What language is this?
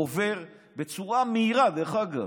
Hebrew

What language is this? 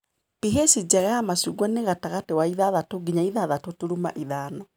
Kikuyu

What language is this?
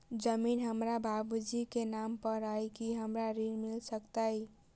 Maithili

